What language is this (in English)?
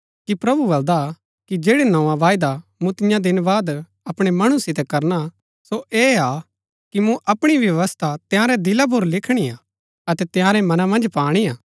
Gaddi